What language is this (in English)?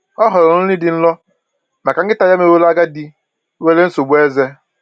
Igbo